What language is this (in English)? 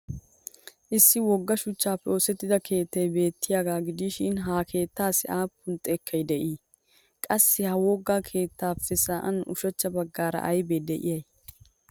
Wolaytta